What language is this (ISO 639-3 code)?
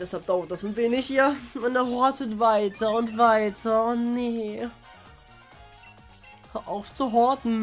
deu